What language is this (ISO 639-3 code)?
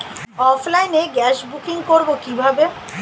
ben